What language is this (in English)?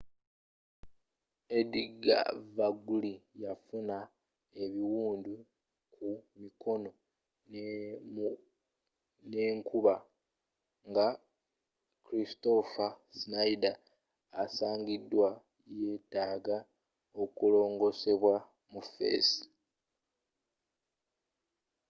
Ganda